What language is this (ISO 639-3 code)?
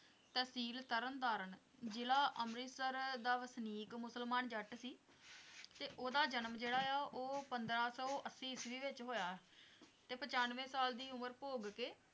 pan